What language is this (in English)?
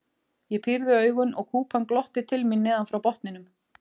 Icelandic